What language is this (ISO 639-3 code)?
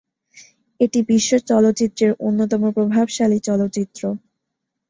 ben